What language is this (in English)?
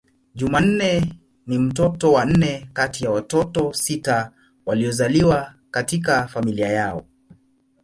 Swahili